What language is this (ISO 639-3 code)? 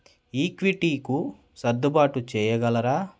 tel